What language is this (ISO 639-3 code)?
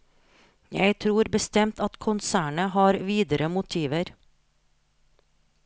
nor